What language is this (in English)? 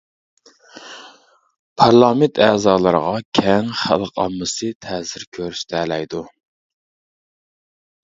Uyghur